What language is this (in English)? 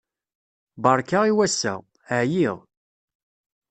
Kabyle